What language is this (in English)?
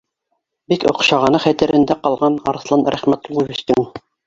Bashkir